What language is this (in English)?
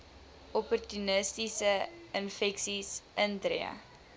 Afrikaans